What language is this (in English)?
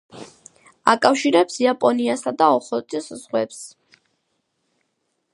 Georgian